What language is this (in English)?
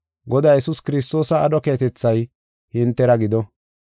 Gofa